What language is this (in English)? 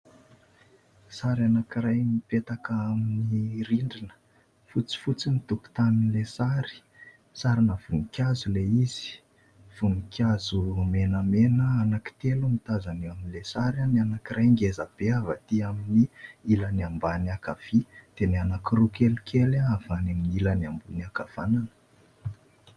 Malagasy